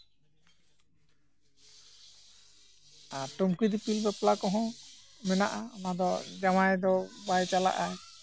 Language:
Santali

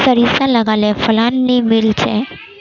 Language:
Magahi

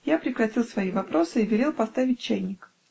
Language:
Russian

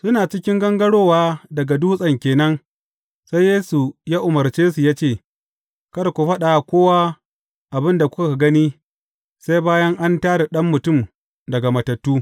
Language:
Hausa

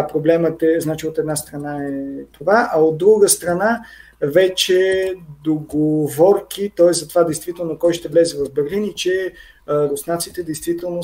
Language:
Bulgarian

